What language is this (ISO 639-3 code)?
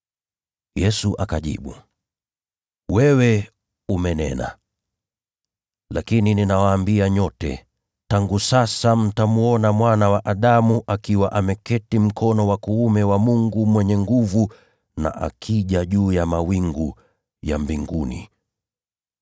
swa